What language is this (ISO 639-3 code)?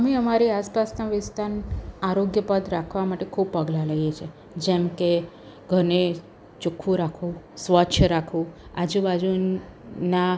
guj